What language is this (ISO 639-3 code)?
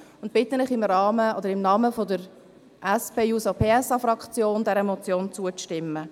gsw